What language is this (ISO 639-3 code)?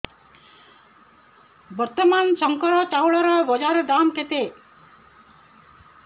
ori